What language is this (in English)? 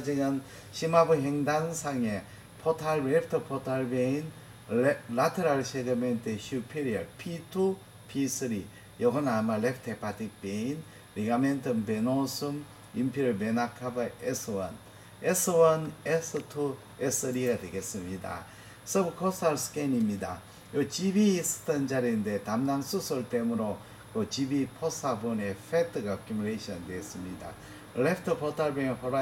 Korean